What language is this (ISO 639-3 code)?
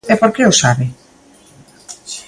glg